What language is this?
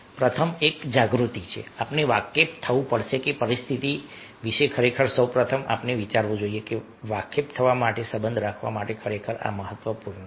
Gujarati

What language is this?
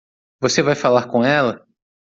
Portuguese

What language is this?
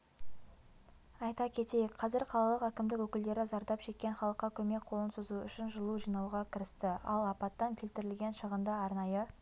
Kazakh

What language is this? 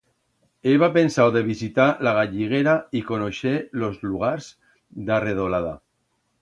Aragonese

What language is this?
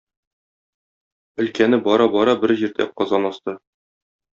Tatar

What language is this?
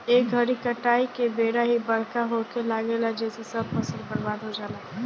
Bhojpuri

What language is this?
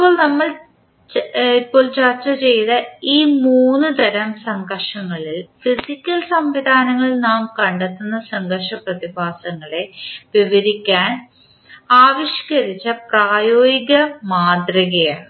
Malayalam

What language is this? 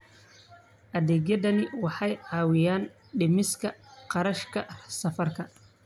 Somali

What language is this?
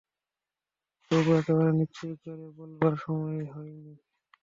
Bangla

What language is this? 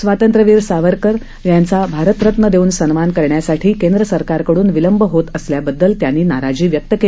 Marathi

